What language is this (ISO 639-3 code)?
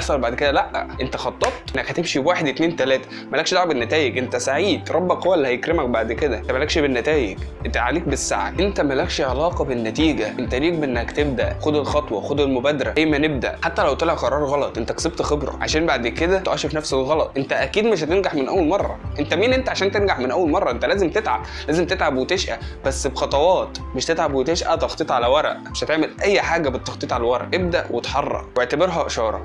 ara